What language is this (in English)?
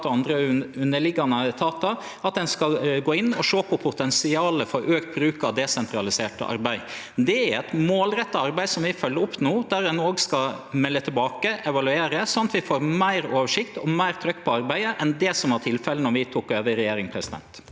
Norwegian